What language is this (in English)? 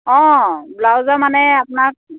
Assamese